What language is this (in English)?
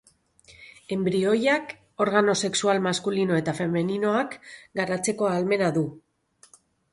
Basque